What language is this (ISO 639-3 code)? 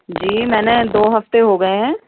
urd